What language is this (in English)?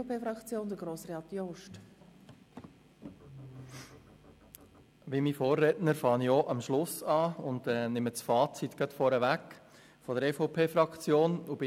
Swiss German